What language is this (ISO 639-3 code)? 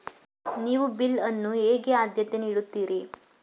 kan